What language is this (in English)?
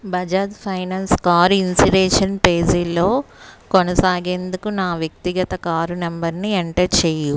Telugu